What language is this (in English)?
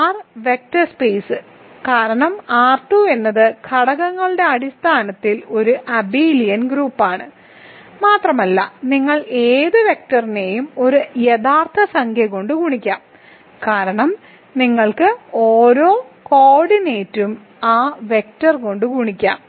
Malayalam